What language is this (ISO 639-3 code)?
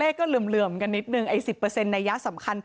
tha